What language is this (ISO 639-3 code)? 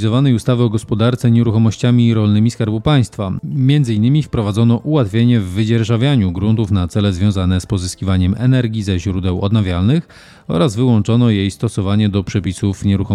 pol